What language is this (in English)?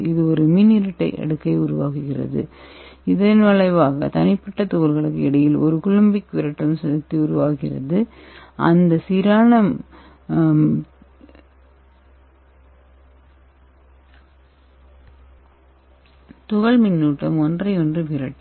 Tamil